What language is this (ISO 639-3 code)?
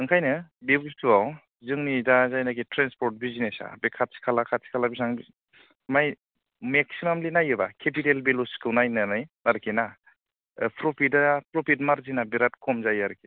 brx